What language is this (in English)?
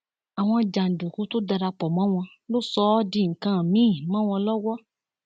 Yoruba